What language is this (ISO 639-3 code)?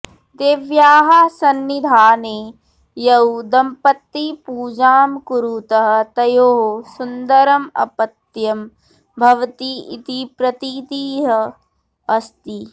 san